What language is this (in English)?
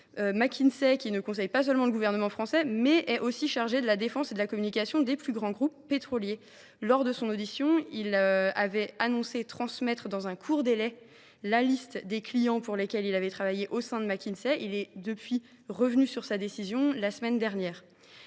French